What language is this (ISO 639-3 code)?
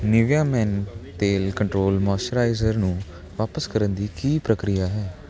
pan